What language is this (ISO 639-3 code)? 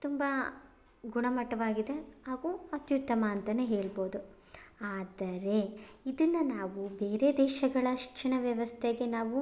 kan